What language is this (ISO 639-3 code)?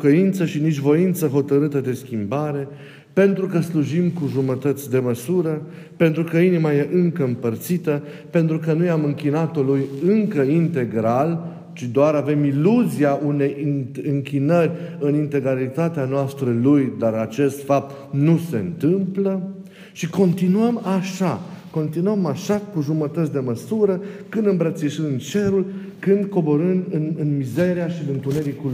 ron